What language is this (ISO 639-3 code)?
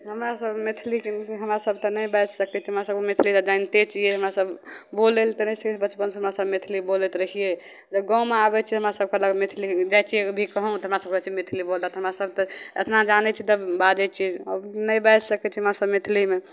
mai